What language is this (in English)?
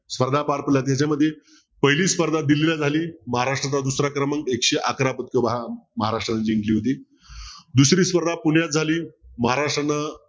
Marathi